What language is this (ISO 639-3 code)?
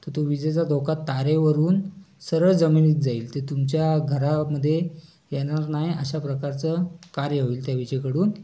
mar